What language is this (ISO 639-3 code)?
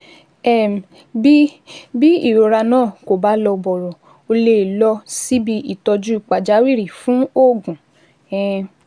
yor